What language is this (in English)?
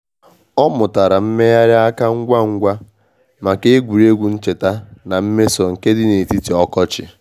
Igbo